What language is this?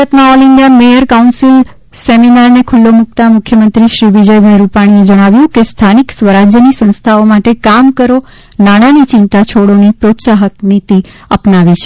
Gujarati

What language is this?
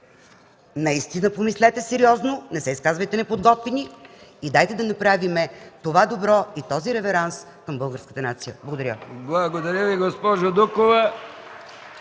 Bulgarian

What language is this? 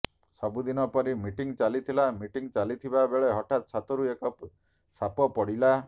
Odia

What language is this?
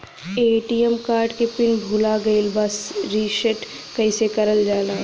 Bhojpuri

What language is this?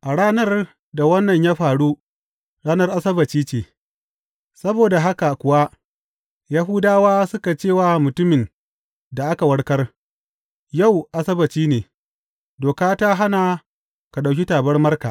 Hausa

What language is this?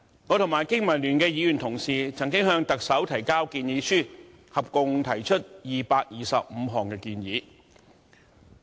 Cantonese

